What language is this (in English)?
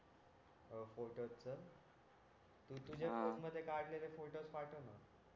Marathi